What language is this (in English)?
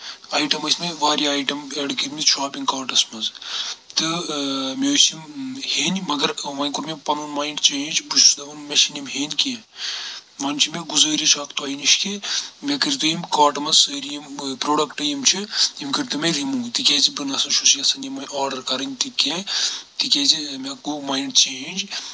Kashmiri